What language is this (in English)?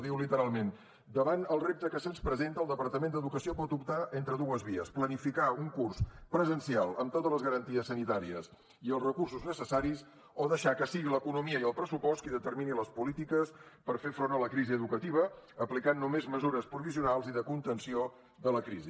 Catalan